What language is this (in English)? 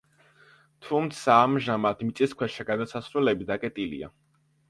Georgian